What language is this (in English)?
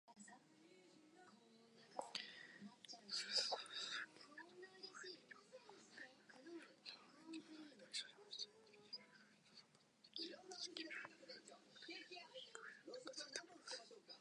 Japanese